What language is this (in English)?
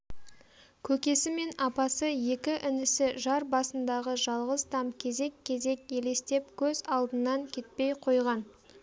Kazakh